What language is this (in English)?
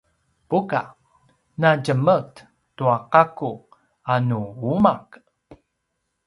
Paiwan